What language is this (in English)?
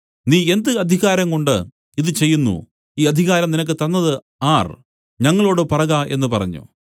Malayalam